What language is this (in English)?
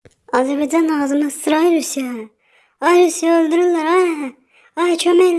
Azerbaijani